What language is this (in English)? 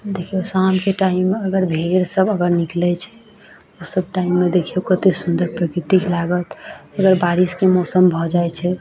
Maithili